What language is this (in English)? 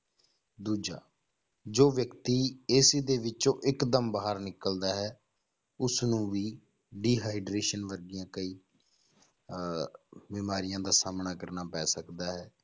Punjabi